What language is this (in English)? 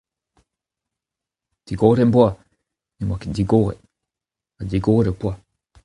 Breton